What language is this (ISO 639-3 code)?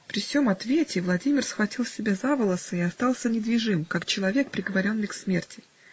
rus